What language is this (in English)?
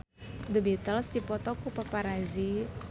Sundanese